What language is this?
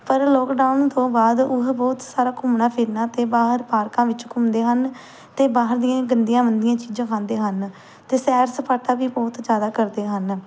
Punjabi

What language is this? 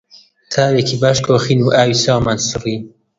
Central Kurdish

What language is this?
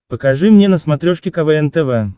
Russian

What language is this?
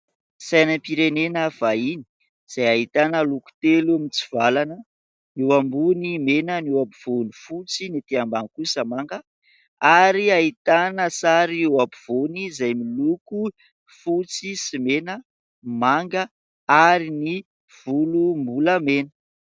Malagasy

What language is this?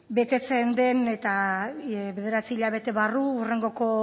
Basque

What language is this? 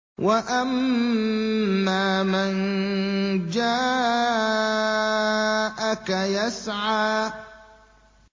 Arabic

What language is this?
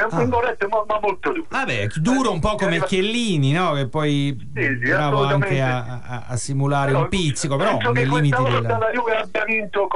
Italian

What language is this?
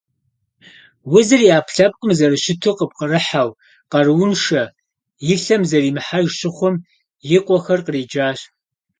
Kabardian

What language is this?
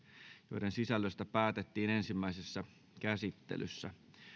Finnish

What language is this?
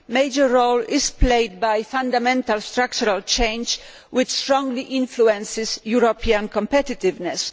English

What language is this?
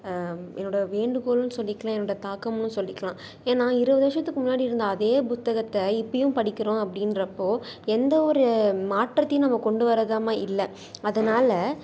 Tamil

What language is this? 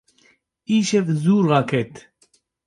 Kurdish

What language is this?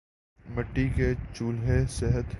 Urdu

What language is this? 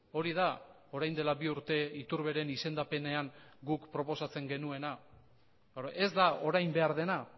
Basque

